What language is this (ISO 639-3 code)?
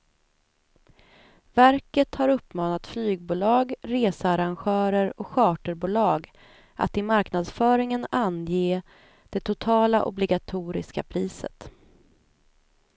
swe